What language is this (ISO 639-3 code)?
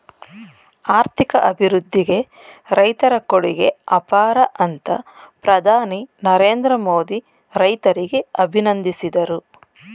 kan